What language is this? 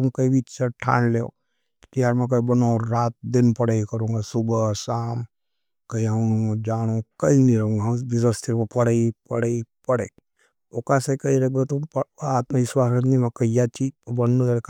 Nimadi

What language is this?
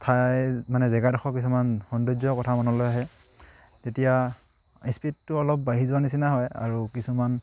Assamese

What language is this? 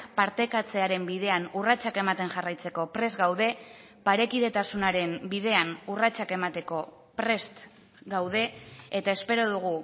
Basque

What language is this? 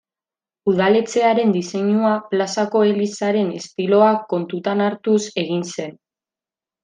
Basque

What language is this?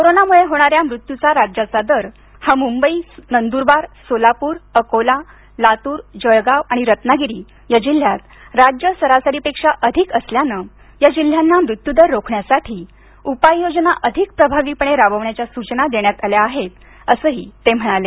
Marathi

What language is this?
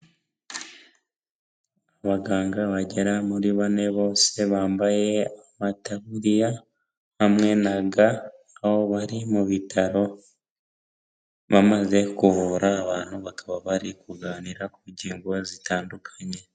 Kinyarwanda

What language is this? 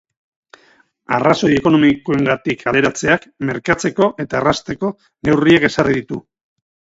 Basque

